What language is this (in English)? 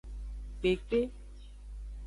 Aja (Benin)